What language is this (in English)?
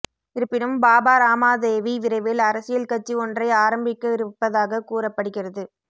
Tamil